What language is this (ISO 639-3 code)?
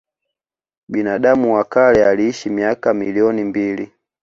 swa